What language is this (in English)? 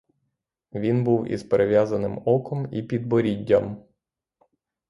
Ukrainian